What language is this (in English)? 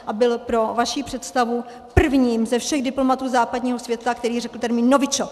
Czech